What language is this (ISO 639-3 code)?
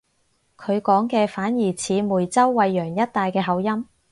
yue